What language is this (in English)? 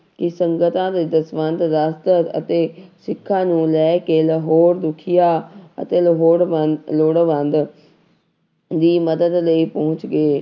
Punjabi